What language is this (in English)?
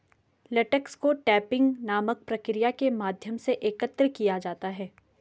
Hindi